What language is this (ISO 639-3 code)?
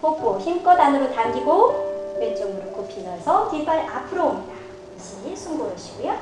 kor